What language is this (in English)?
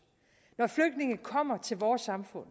Danish